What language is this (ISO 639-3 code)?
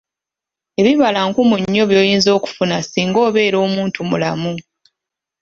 lug